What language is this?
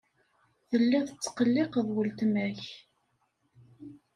Kabyle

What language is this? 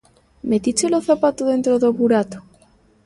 Galician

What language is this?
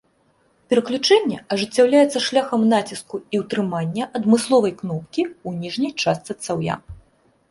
Belarusian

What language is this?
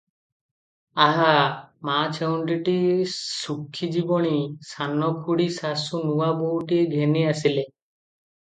Odia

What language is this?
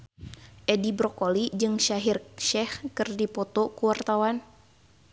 Sundanese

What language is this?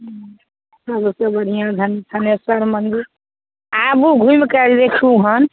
Maithili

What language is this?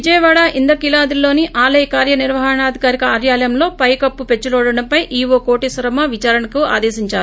Telugu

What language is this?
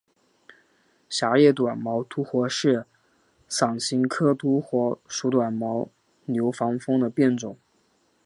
Chinese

